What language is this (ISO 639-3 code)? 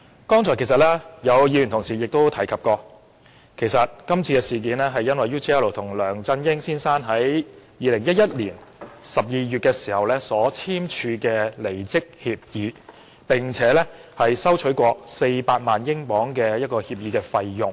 yue